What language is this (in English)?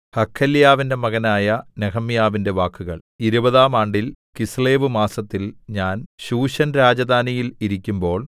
Malayalam